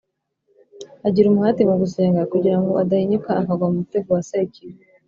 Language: Kinyarwanda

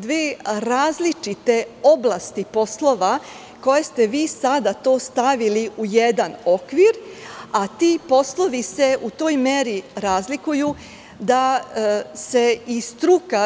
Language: Serbian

